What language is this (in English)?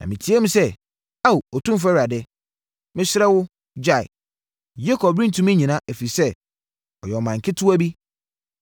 Akan